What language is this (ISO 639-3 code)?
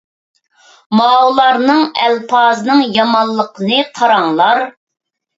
uig